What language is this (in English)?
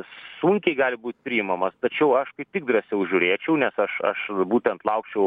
Lithuanian